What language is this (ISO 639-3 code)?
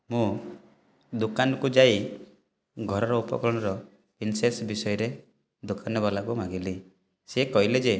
ori